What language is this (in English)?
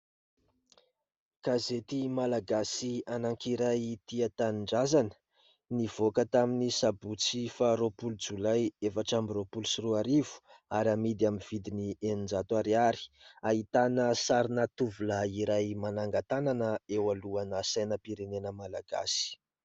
Malagasy